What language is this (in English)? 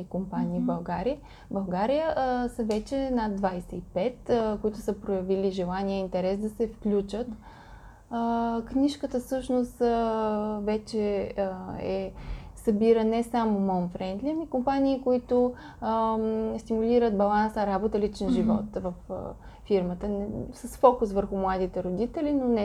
Bulgarian